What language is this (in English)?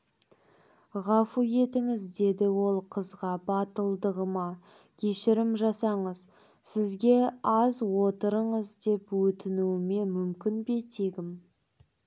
Kazakh